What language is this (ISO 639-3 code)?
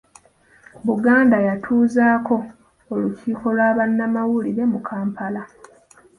lug